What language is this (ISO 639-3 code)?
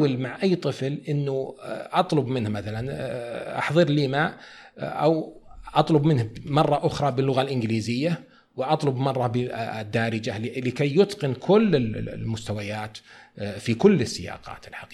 ara